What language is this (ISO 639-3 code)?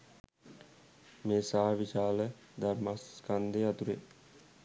sin